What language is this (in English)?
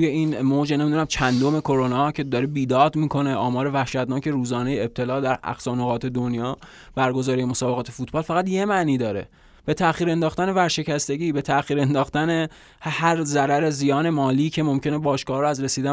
Persian